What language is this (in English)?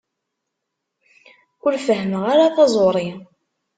Kabyle